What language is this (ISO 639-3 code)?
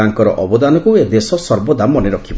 ori